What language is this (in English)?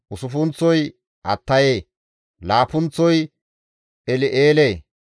Gamo